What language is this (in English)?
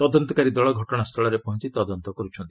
Odia